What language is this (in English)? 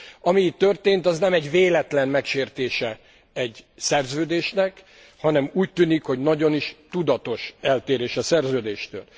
Hungarian